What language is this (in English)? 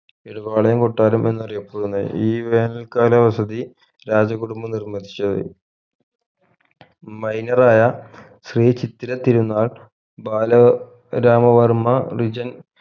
Malayalam